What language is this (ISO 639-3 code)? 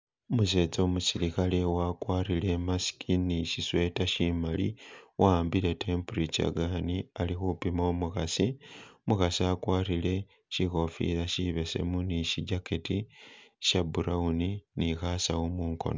myx